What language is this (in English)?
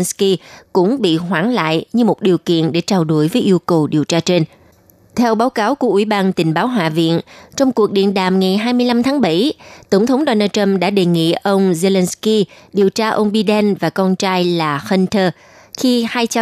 Vietnamese